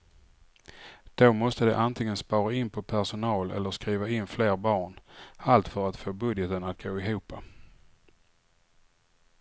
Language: Swedish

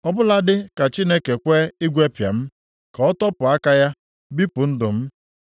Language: Igbo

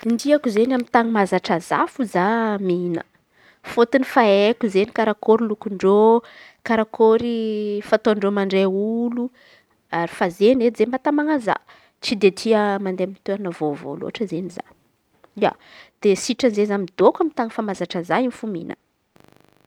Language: Antankarana Malagasy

